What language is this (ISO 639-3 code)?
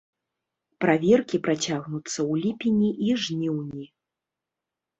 bel